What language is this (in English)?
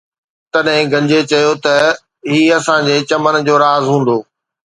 Sindhi